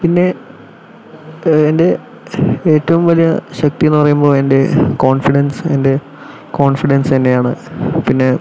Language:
Malayalam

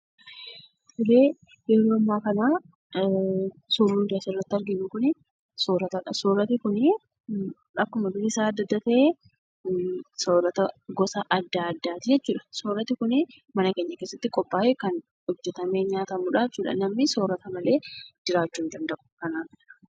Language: Oromo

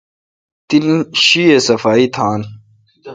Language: Kalkoti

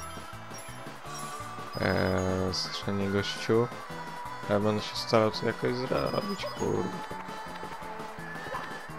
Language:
Polish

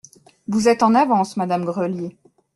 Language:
French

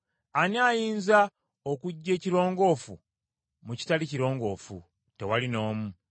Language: Ganda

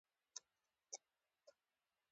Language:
Pashto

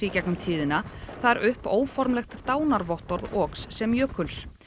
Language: Icelandic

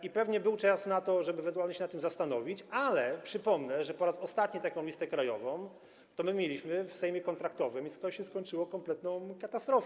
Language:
Polish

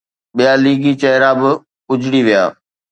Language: Sindhi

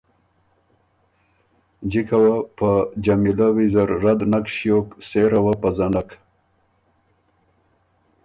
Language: Ormuri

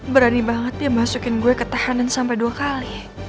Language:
Indonesian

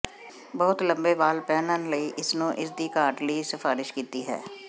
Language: Punjabi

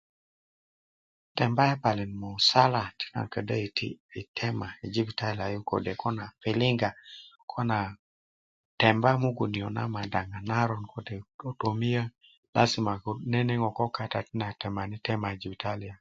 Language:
Kuku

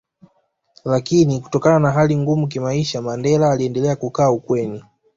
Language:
Swahili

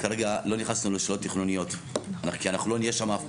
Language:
Hebrew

